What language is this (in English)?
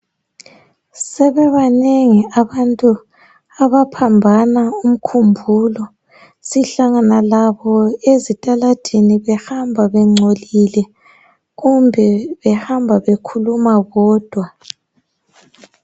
North Ndebele